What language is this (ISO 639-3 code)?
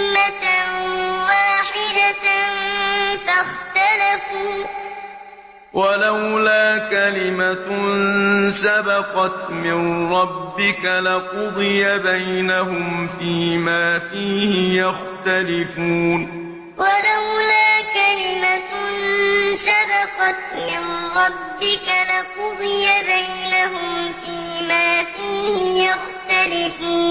ara